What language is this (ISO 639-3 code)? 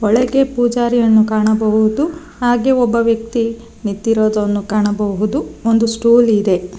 kan